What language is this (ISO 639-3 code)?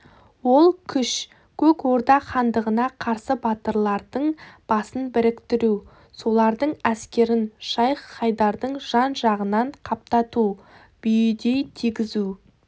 kaz